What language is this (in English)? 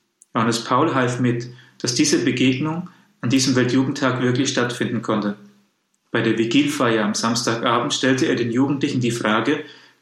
German